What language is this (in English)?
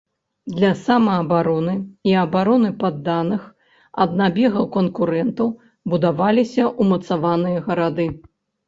Belarusian